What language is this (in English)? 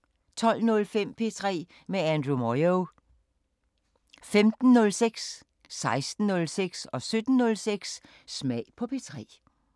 Danish